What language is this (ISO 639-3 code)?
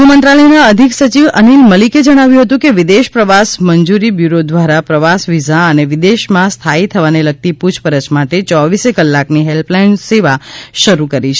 guj